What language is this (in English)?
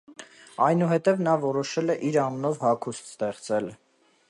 Armenian